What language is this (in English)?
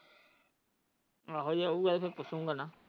Punjabi